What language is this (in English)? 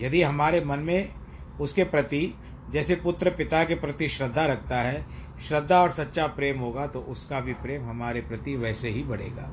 Hindi